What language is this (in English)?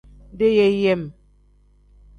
Tem